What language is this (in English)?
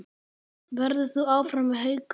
Icelandic